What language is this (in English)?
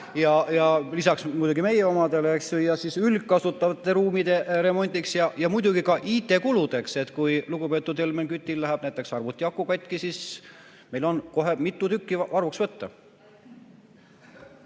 Estonian